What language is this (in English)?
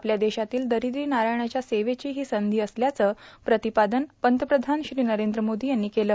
Marathi